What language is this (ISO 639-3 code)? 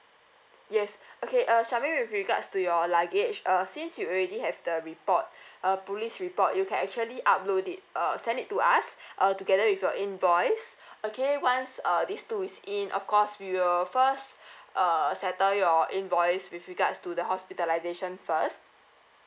eng